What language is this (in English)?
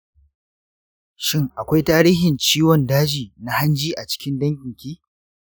Hausa